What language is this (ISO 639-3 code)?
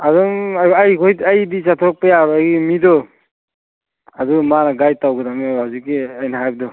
mni